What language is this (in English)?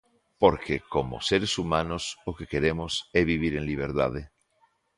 Galician